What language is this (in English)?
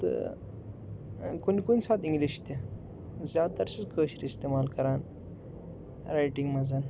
Kashmiri